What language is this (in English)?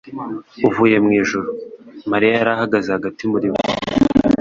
Kinyarwanda